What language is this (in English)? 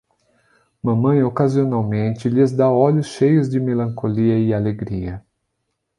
Portuguese